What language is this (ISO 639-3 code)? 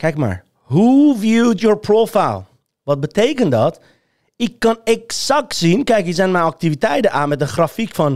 nld